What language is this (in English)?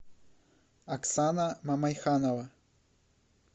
Russian